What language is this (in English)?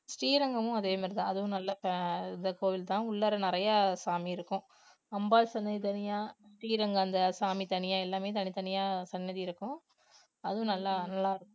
Tamil